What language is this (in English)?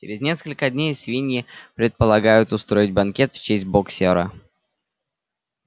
Russian